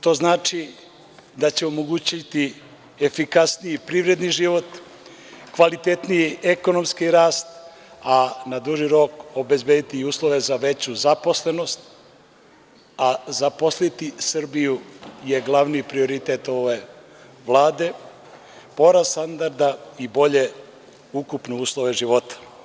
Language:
Serbian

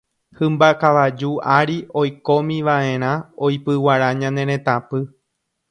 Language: Guarani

